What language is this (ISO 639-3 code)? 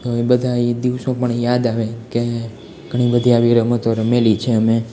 guj